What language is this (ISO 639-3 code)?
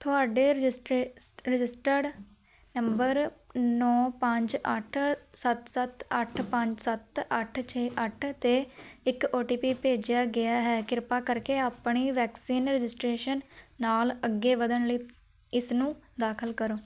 pan